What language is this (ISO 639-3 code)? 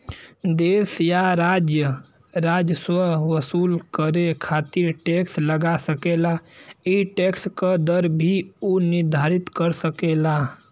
bho